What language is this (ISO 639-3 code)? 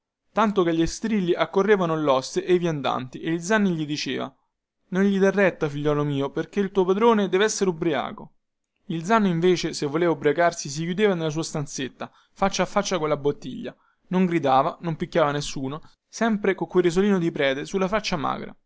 ita